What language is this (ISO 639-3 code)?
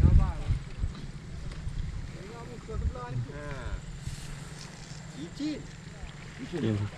msa